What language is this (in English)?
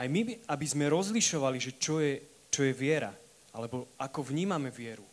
Slovak